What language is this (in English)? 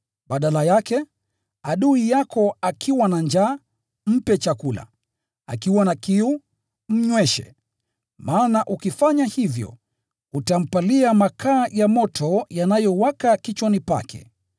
Swahili